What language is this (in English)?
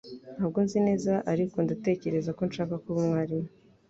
Kinyarwanda